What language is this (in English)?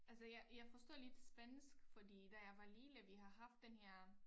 Danish